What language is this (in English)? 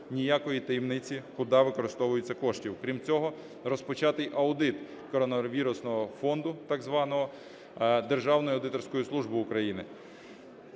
Ukrainian